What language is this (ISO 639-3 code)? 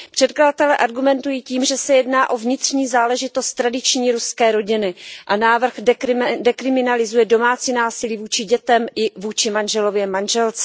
ces